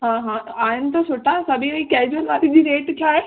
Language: Sindhi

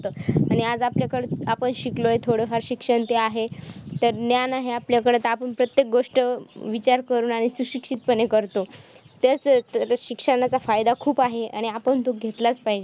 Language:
Marathi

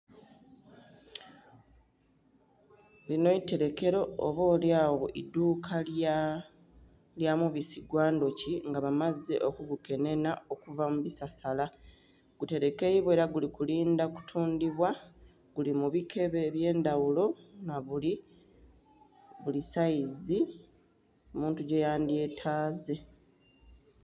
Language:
Soga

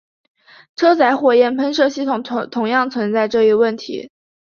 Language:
Chinese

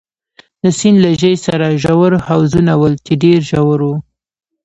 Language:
Pashto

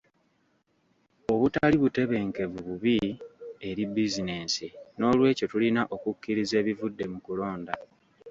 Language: Ganda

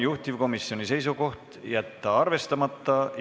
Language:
Estonian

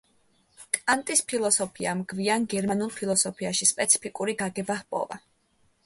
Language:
Georgian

